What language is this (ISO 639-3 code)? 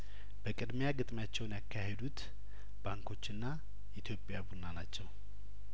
amh